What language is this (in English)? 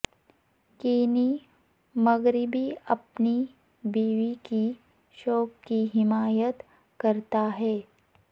Urdu